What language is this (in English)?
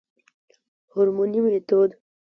Pashto